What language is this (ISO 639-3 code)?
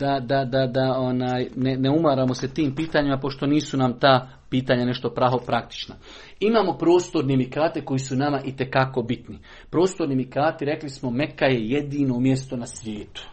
hrv